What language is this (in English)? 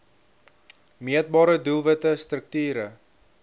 Afrikaans